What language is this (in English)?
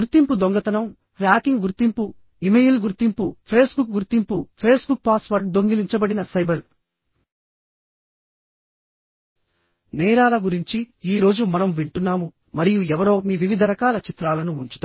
Telugu